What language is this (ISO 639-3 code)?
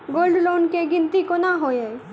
mai